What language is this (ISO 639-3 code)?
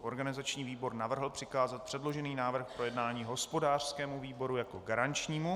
ces